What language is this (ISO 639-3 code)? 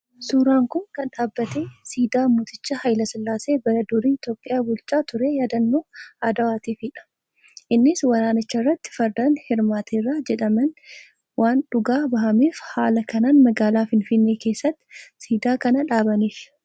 orm